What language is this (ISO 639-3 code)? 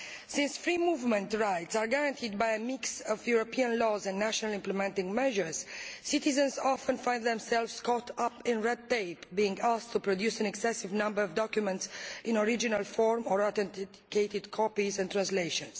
eng